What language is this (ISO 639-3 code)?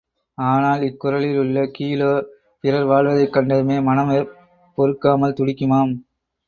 tam